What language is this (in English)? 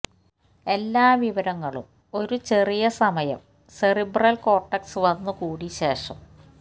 Malayalam